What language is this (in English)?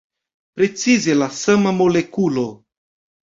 Esperanto